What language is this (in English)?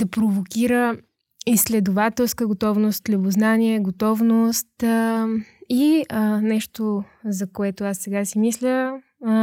Bulgarian